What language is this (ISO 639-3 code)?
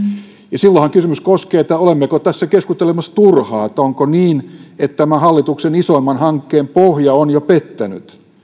fin